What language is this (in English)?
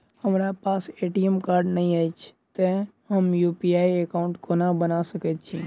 Maithili